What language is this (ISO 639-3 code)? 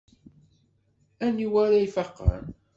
kab